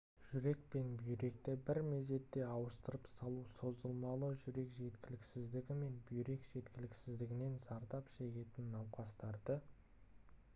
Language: Kazakh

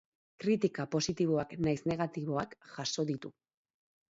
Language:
Basque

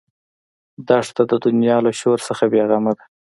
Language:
Pashto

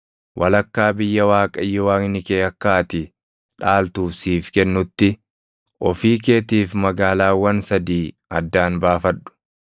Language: Oromo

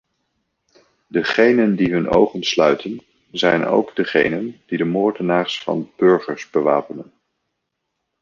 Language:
Dutch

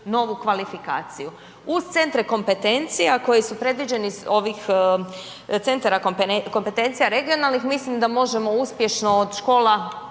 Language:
Croatian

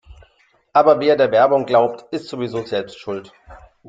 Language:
German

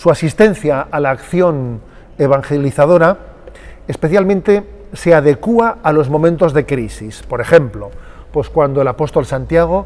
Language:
Spanish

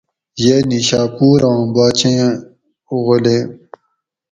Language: Gawri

